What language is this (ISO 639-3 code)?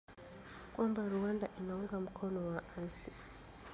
swa